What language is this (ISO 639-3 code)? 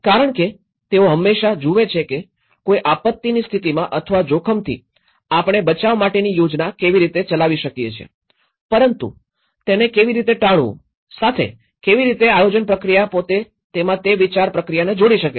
guj